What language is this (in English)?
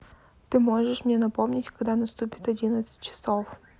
Russian